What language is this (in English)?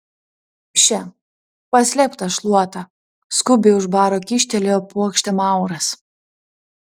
Lithuanian